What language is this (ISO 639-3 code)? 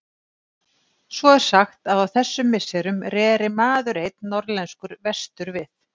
isl